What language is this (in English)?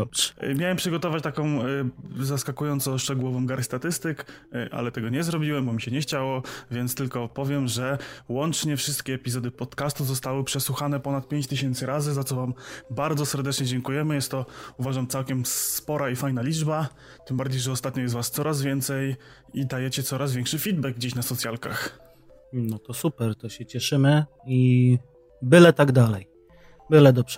Polish